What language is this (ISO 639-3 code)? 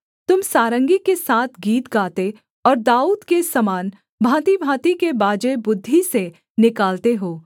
hin